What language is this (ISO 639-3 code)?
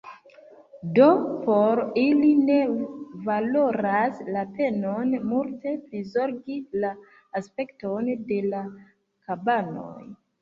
epo